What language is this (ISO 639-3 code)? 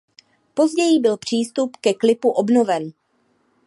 ces